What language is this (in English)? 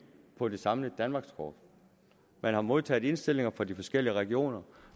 Danish